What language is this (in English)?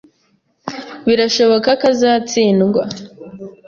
Kinyarwanda